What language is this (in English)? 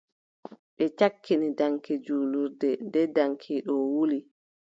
Adamawa Fulfulde